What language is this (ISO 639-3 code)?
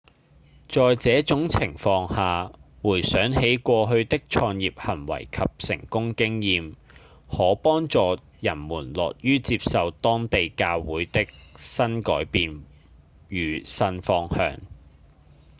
yue